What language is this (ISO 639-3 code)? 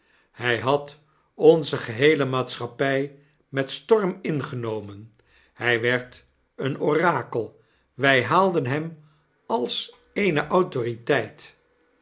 nld